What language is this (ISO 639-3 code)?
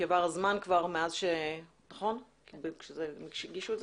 heb